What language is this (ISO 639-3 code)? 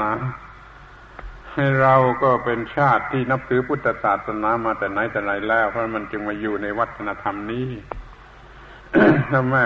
tha